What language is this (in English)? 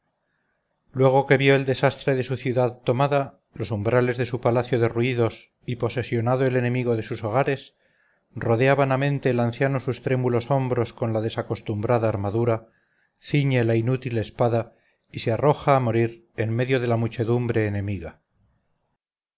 Spanish